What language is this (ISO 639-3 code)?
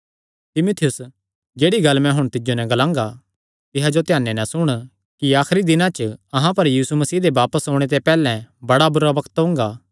xnr